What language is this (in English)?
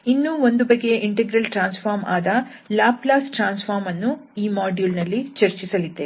Kannada